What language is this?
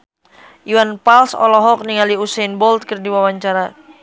Sundanese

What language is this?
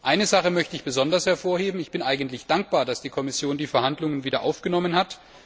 German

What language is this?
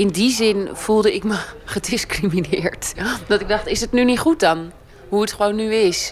Dutch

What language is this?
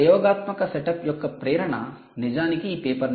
Telugu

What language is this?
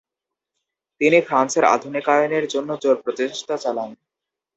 Bangla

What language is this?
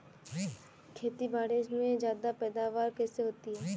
Hindi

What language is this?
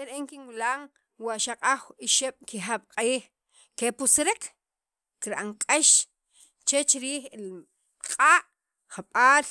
Sacapulteco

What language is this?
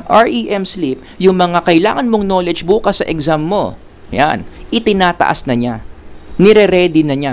Filipino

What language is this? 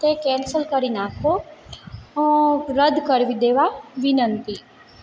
Gujarati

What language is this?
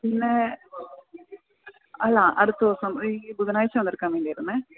Malayalam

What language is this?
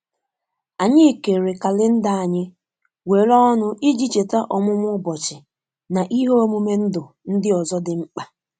Igbo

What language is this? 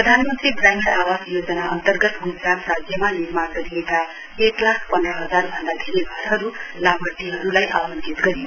Nepali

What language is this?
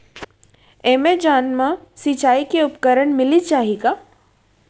Chhattisgarhi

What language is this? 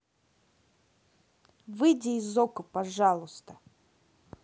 Russian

